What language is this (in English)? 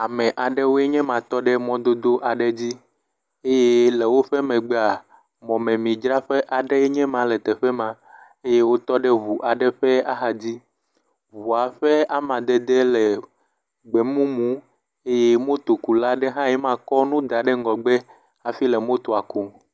Ewe